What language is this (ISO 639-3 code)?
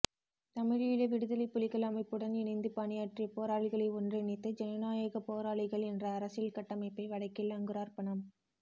tam